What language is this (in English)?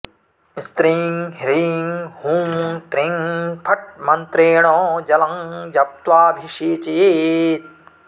Sanskrit